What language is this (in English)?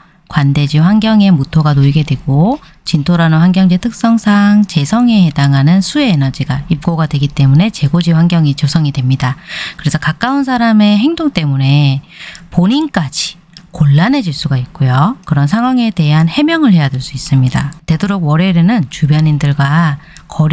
Korean